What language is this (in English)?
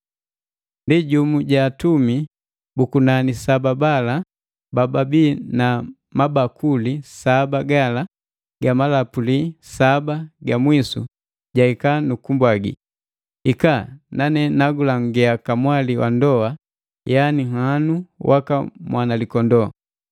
Matengo